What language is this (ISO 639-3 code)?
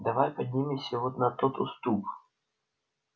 rus